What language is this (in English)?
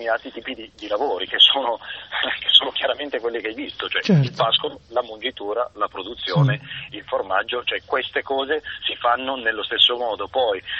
Italian